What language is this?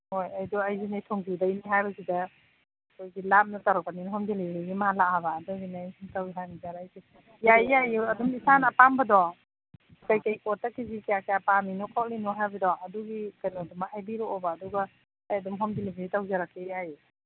Manipuri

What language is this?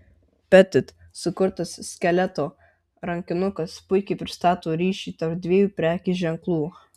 Lithuanian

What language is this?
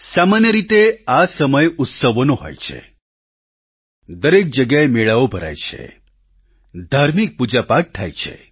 Gujarati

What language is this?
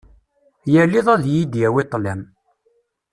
Kabyle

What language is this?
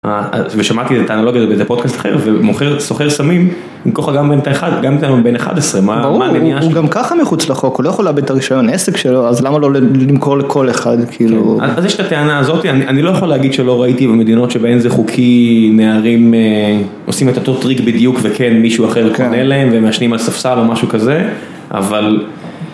Hebrew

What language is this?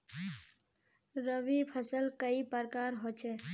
Magahi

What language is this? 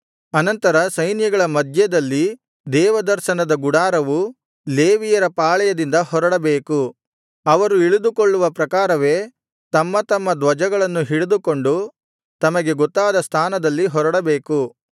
Kannada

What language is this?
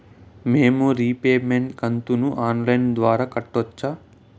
Telugu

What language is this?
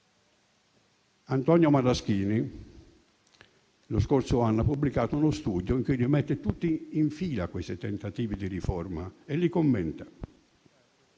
Italian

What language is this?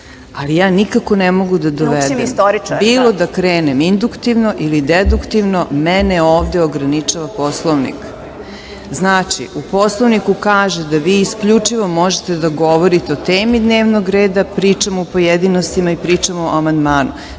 Serbian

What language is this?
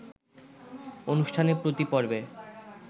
Bangla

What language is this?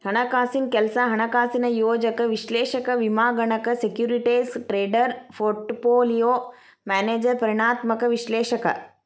Kannada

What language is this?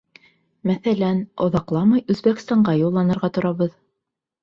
Bashkir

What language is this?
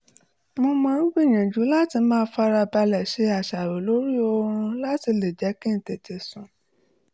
Yoruba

